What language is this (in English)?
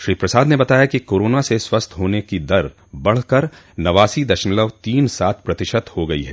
Hindi